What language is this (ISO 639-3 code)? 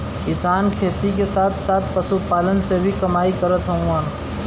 bho